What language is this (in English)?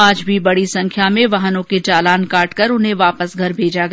Hindi